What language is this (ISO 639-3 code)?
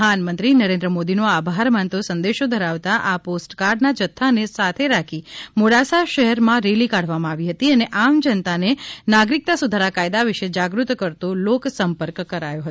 guj